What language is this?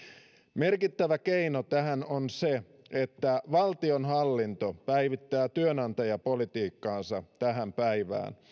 Finnish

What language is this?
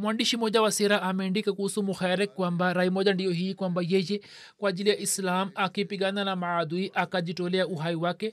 Swahili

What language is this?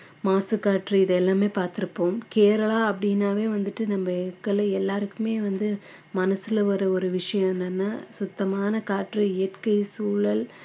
Tamil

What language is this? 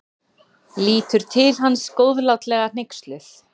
Icelandic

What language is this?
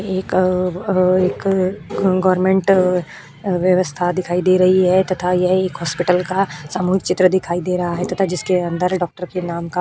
Hindi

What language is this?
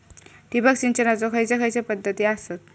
Marathi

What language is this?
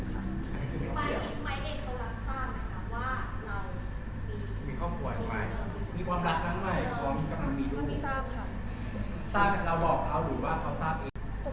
Thai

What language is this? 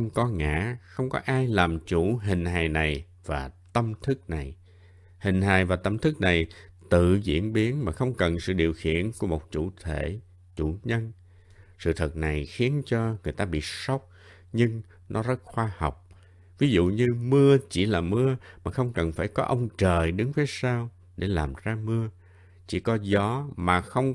Vietnamese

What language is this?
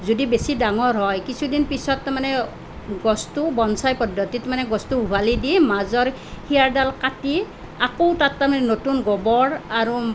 Assamese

